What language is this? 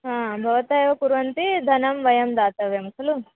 Sanskrit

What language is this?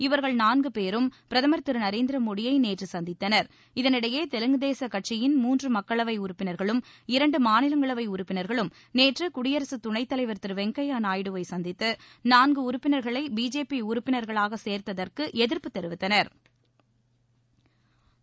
Tamil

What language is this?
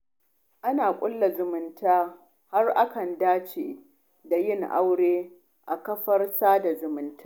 Hausa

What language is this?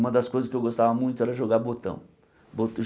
Portuguese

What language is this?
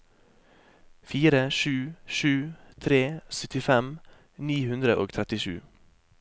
Norwegian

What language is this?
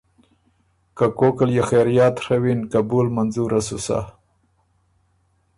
Ormuri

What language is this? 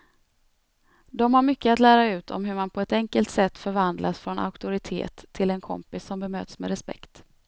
Swedish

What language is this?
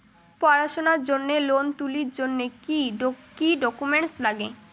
Bangla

